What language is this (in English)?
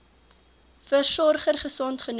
Afrikaans